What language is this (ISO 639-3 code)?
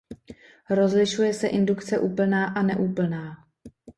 ces